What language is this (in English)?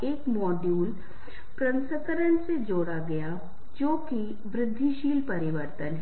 Hindi